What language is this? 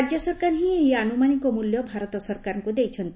Odia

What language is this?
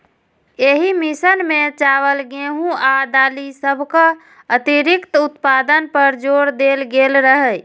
Maithili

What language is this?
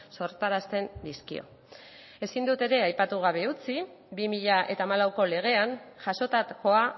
Basque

